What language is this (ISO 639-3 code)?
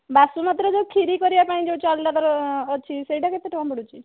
ori